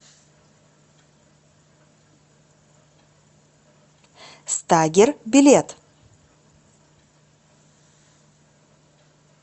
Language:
Russian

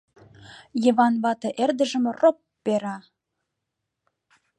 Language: Mari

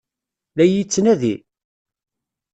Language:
Kabyle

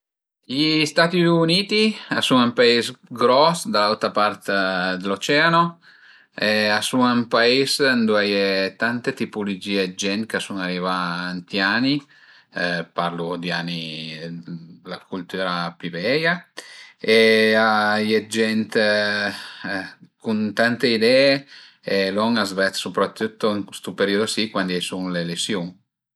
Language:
Piedmontese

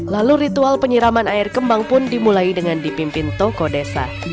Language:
Indonesian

